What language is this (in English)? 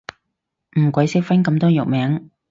Cantonese